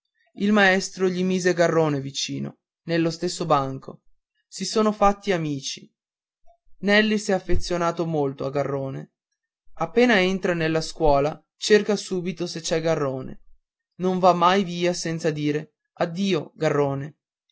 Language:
Italian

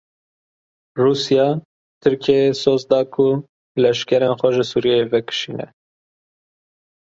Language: Kurdish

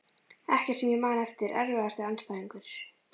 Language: Icelandic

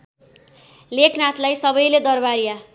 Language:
Nepali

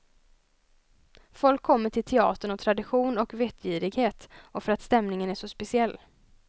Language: Swedish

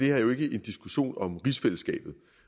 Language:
Danish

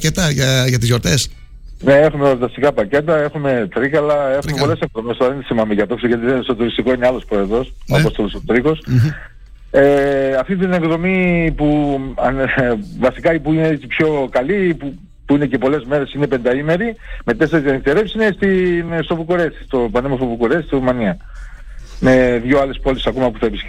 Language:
Greek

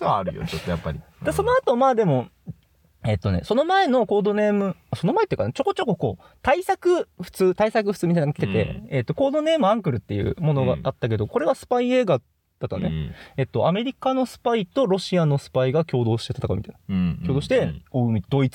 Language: Japanese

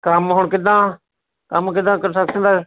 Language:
Punjabi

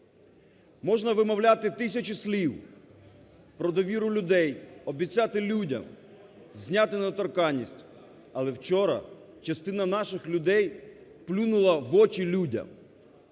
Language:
Ukrainian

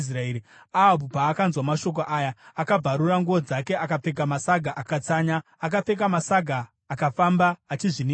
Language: Shona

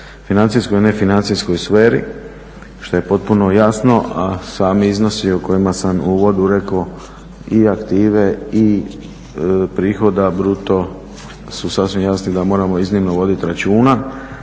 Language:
Croatian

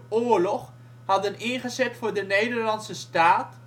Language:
Dutch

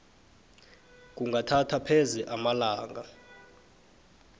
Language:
South Ndebele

